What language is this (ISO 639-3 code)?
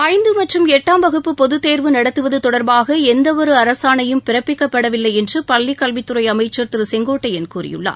tam